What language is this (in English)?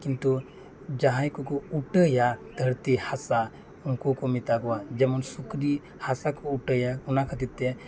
Santali